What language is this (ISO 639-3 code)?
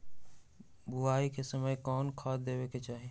mag